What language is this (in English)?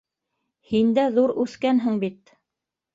Bashkir